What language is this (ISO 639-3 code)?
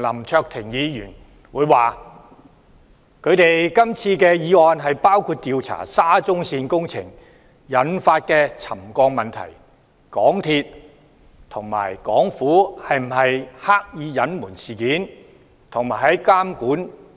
yue